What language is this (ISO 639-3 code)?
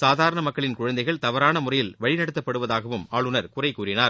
tam